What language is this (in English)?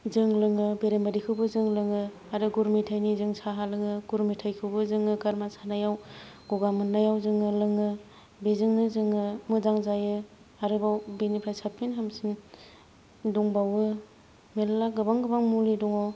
Bodo